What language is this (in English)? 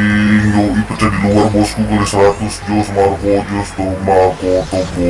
Indonesian